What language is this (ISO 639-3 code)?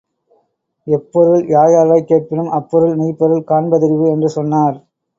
tam